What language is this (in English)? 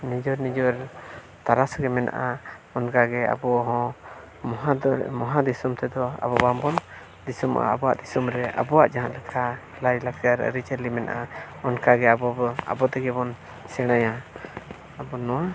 Santali